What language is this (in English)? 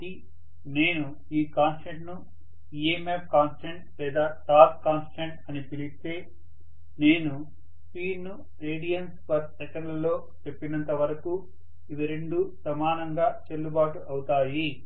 Telugu